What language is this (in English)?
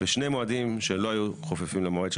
Hebrew